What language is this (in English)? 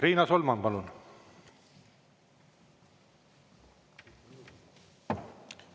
Estonian